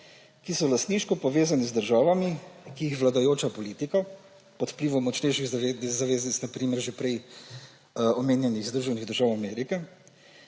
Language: Slovenian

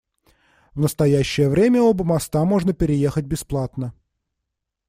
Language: Russian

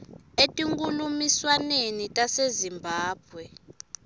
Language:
Swati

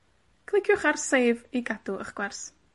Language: Welsh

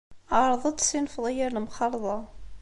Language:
Kabyle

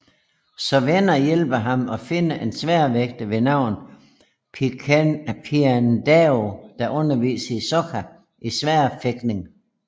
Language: Danish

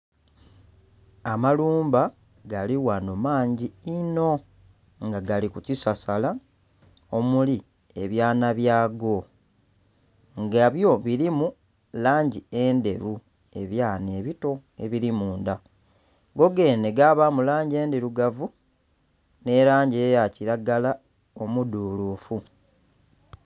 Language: Soga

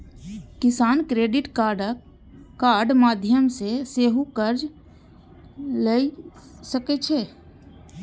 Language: Maithili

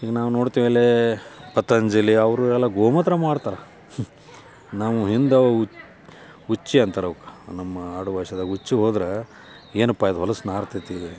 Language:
Kannada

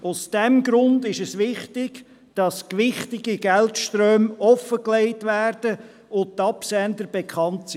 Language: Swiss German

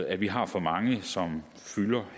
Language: Danish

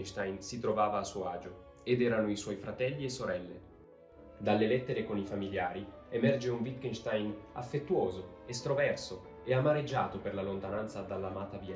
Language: Italian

